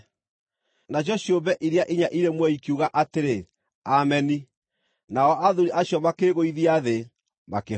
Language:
Kikuyu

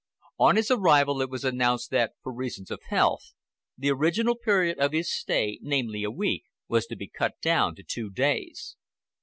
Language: English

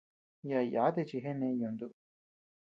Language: Tepeuxila Cuicatec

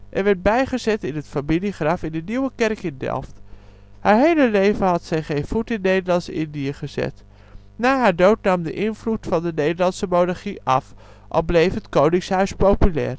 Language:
Dutch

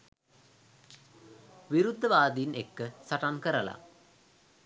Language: Sinhala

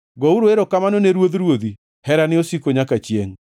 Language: Luo (Kenya and Tanzania)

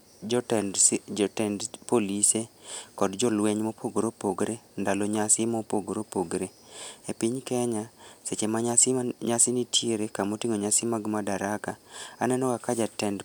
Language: Luo (Kenya and Tanzania)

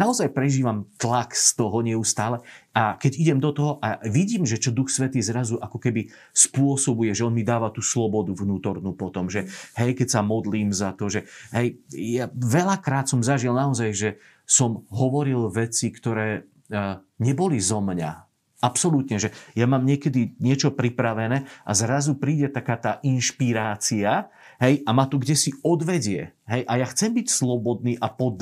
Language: Slovak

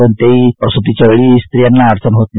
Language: Marathi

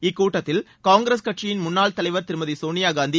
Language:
Tamil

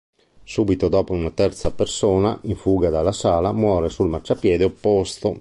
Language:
Italian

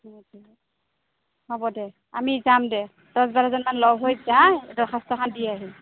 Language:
Assamese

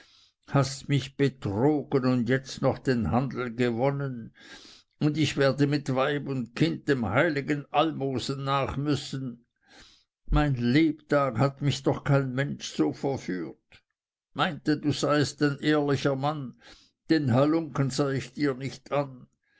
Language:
German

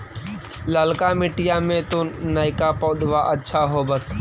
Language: Magahi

